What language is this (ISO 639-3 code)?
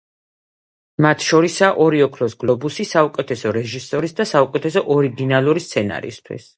kat